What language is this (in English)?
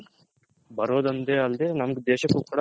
Kannada